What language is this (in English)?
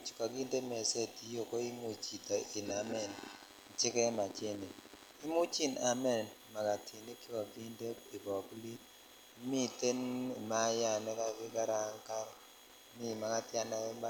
Kalenjin